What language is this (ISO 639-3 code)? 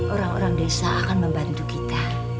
ind